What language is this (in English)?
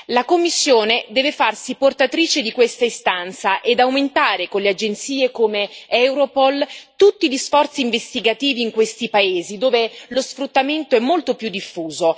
Italian